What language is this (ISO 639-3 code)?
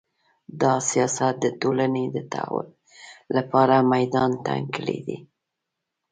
pus